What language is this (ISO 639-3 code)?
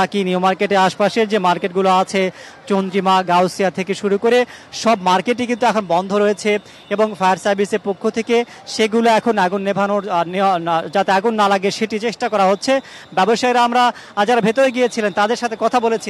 ara